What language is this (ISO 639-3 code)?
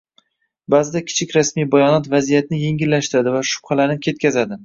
uzb